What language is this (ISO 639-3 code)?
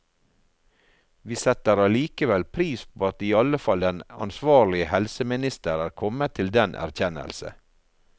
nor